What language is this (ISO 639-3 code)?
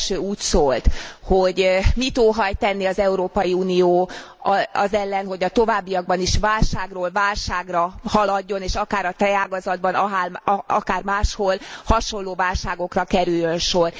hun